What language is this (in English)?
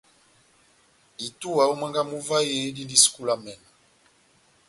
Batanga